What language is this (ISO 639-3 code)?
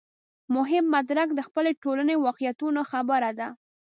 pus